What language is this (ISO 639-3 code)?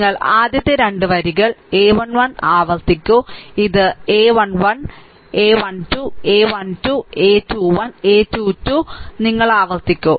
mal